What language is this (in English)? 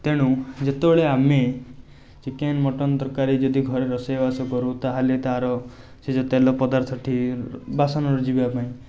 Odia